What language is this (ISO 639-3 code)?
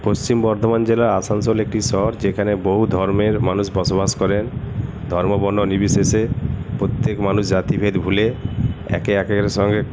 ben